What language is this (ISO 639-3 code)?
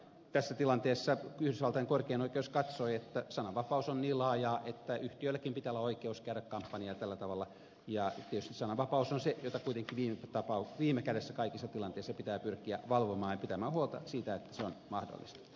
fin